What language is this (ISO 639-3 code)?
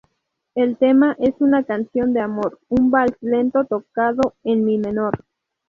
spa